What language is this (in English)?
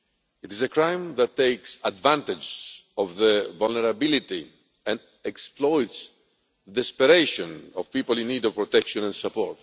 English